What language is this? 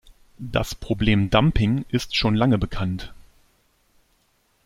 German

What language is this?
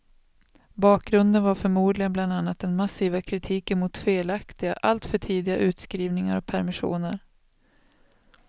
Swedish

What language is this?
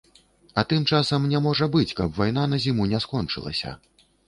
Belarusian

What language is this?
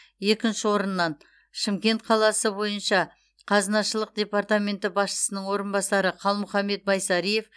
Kazakh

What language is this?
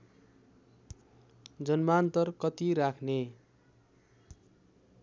Nepali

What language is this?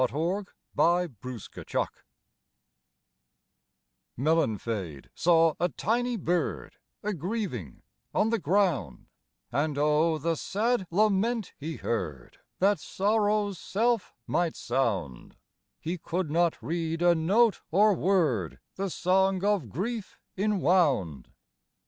English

